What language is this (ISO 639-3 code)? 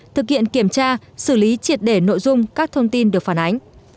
vie